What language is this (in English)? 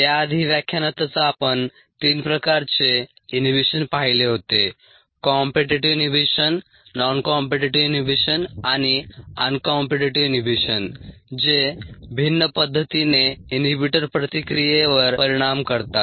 Marathi